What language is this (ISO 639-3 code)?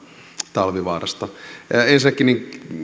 fin